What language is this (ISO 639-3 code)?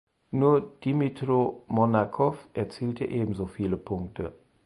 deu